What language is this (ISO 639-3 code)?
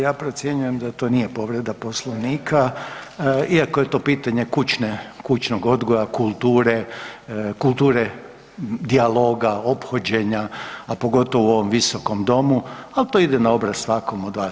hrv